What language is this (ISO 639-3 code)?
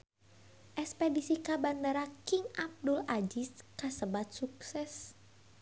sun